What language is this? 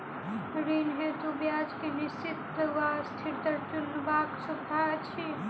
Maithili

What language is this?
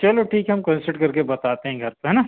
Hindi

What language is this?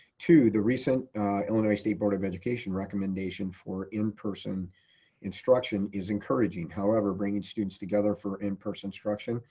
English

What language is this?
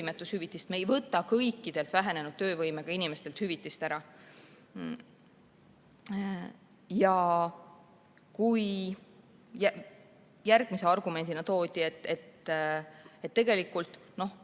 Estonian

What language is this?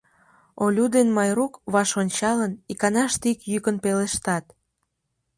Mari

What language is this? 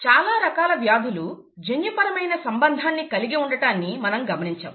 Telugu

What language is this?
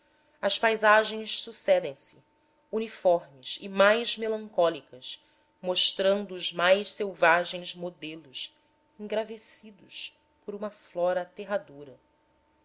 Portuguese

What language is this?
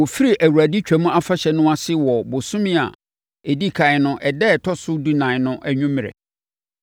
Akan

